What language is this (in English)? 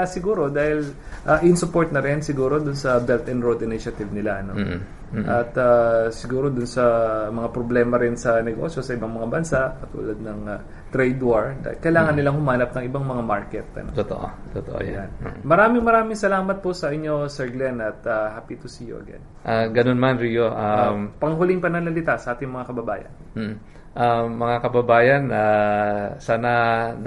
Filipino